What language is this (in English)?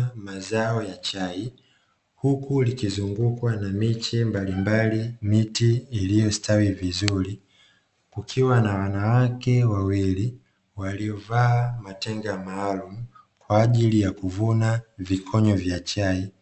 Swahili